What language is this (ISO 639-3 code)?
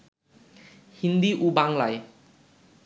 ben